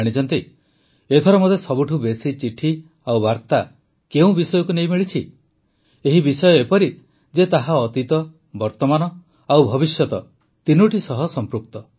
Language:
Odia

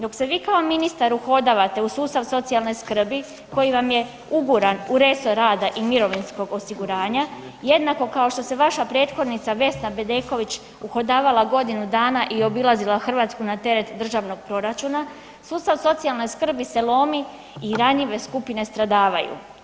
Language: Croatian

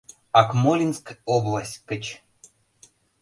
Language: Mari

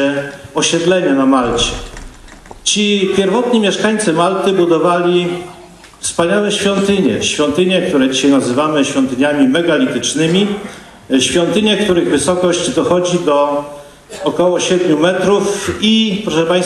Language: Polish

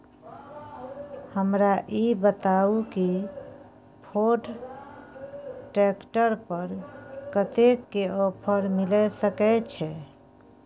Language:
Maithili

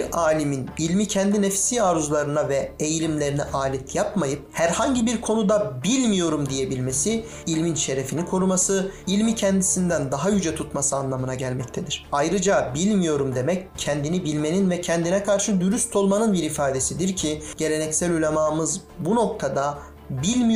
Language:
Turkish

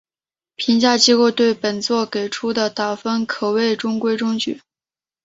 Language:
Chinese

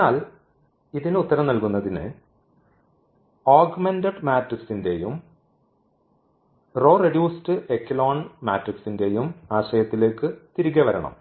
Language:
Malayalam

